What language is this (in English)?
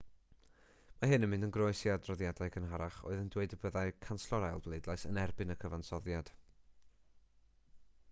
Welsh